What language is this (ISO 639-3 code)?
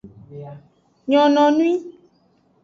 ajg